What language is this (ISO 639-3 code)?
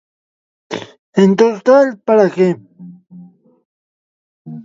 glg